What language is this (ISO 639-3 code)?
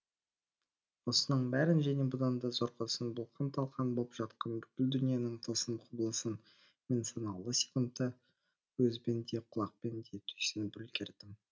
kaz